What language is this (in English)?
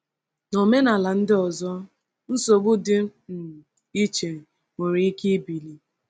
Igbo